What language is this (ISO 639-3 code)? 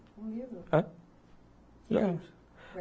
por